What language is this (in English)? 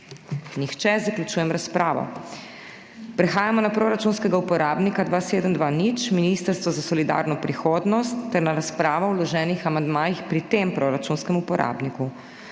Slovenian